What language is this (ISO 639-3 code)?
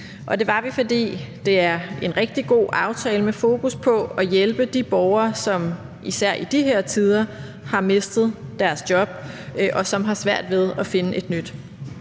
dan